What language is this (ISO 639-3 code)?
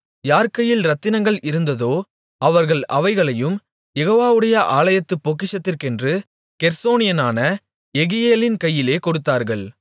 tam